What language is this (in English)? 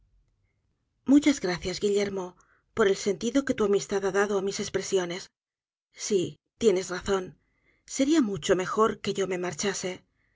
Spanish